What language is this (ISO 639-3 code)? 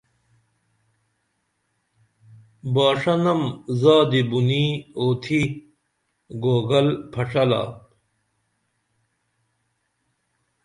dml